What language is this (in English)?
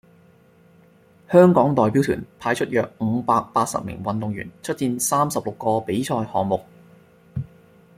Cantonese